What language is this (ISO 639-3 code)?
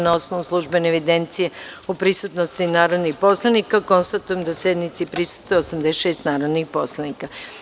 srp